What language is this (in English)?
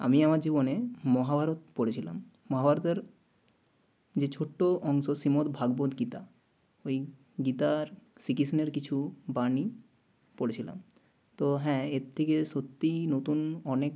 Bangla